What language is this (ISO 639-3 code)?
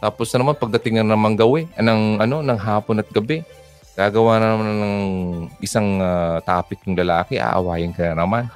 fil